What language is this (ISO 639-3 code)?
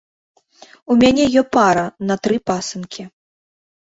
bel